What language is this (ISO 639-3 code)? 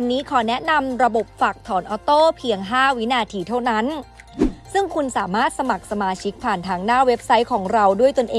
tha